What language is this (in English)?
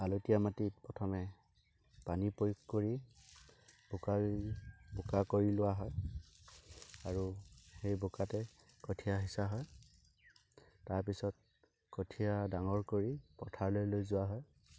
Assamese